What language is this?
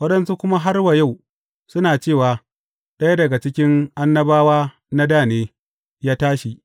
Hausa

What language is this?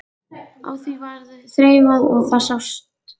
Icelandic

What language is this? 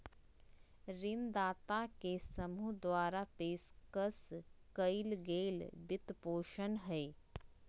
Magahi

